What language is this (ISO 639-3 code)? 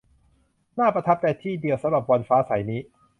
tha